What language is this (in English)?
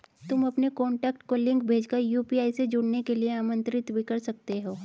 Hindi